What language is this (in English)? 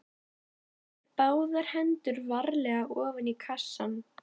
Icelandic